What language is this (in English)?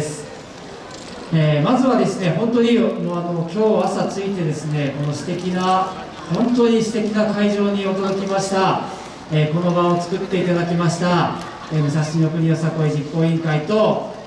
Japanese